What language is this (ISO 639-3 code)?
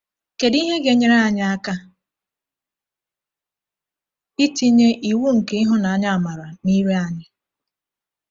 ibo